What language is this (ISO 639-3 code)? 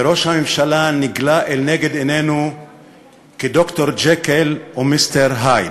heb